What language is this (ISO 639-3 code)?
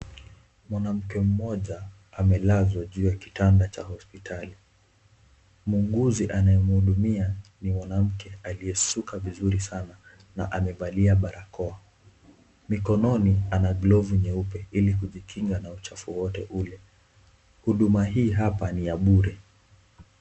swa